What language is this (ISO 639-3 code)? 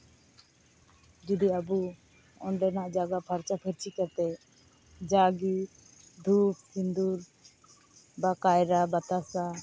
sat